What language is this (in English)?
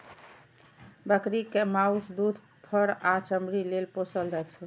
Maithili